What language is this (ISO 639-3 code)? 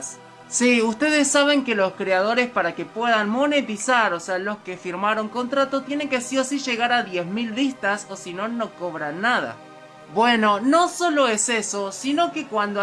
spa